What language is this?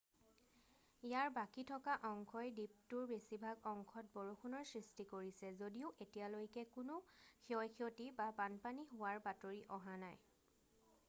Assamese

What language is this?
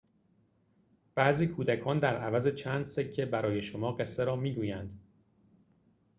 Persian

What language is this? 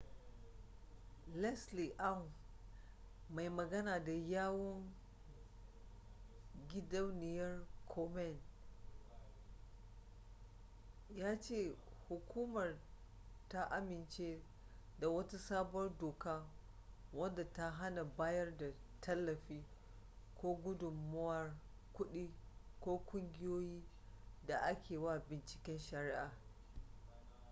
Hausa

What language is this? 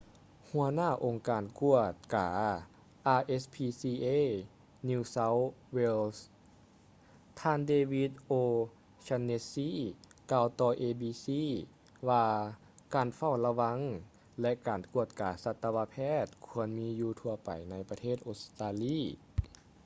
Lao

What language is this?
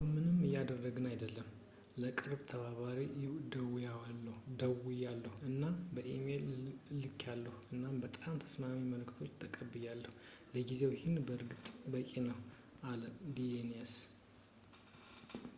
Amharic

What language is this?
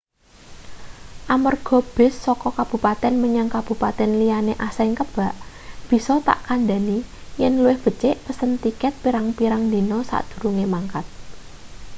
Javanese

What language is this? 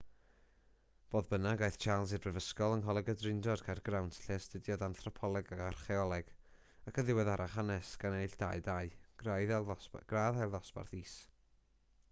Welsh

